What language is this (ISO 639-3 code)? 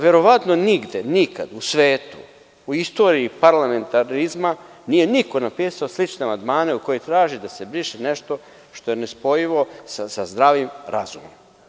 srp